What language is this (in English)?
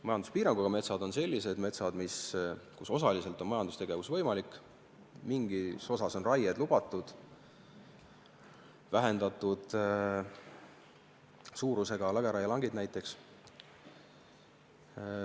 Estonian